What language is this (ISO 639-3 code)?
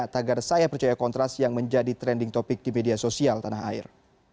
ind